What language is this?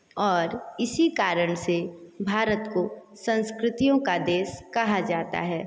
Hindi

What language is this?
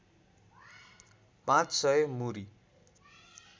Nepali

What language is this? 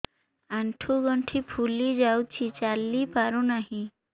Odia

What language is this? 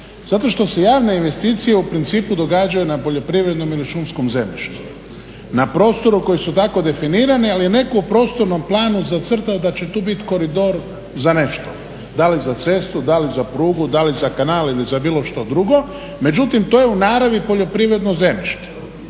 Croatian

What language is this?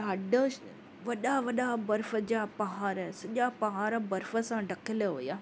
Sindhi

